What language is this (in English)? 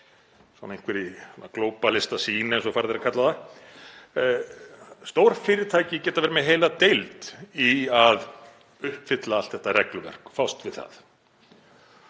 Icelandic